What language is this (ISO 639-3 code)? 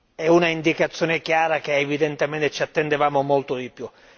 ita